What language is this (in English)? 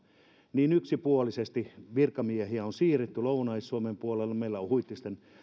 Finnish